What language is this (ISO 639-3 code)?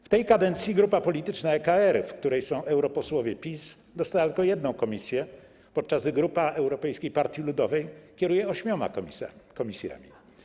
pol